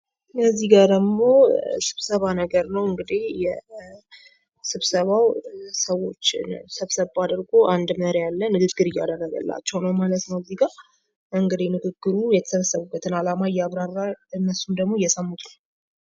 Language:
Amharic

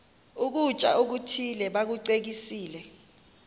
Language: Xhosa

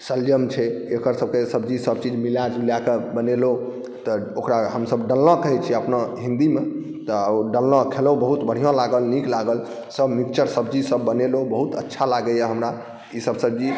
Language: Maithili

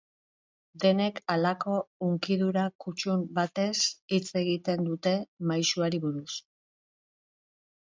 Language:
Basque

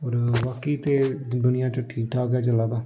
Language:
Dogri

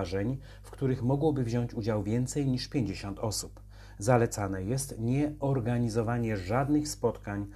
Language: Polish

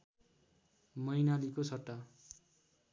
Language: Nepali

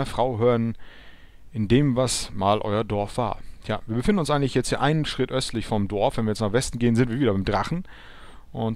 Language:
German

